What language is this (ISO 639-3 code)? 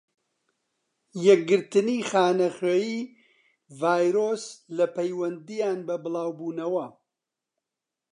ckb